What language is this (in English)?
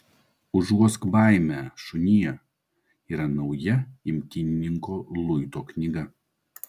Lithuanian